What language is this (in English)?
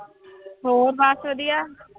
Punjabi